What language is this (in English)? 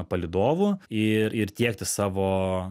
Lithuanian